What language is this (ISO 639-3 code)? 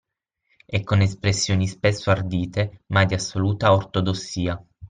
ita